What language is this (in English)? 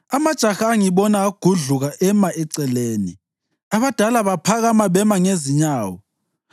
North Ndebele